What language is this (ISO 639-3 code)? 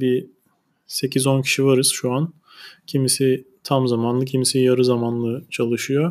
tur